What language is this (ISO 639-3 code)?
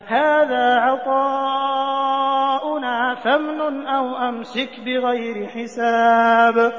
ara